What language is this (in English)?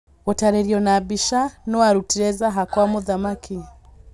Kikuyu